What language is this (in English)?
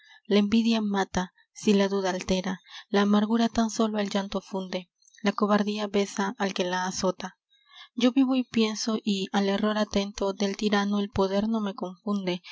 Spanish